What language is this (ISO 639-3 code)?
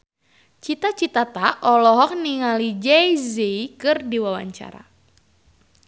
sun